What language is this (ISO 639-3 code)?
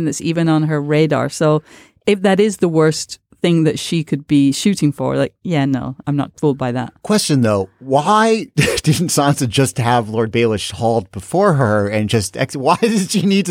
eng